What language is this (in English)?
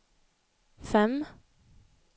Swedish